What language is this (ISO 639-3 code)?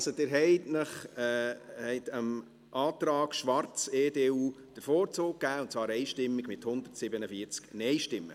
gsw